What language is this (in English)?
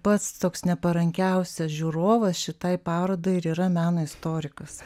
Lithuanian